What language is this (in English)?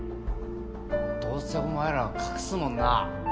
Japanese